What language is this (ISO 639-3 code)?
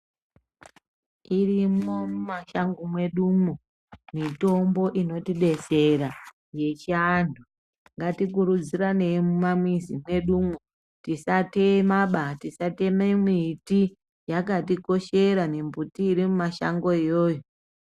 ndc